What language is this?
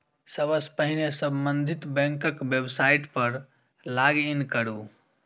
Maithili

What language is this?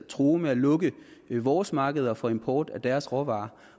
Danish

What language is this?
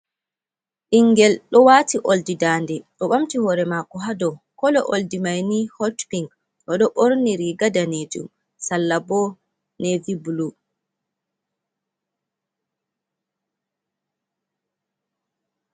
Fula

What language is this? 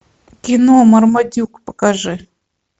Russian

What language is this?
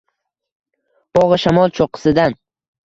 Uzbek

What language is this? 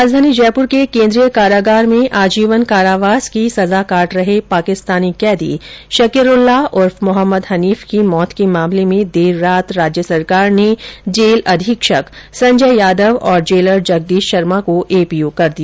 Hindi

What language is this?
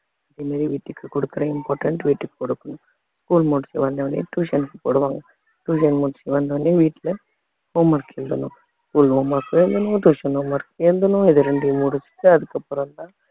Tamil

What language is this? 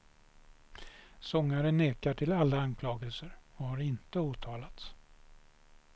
Swedish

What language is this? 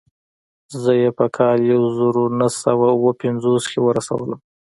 Pashto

